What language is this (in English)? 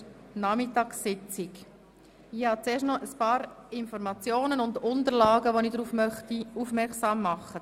Swiss German